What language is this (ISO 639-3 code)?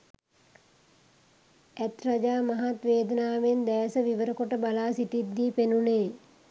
sin